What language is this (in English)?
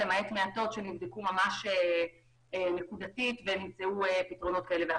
Hebrew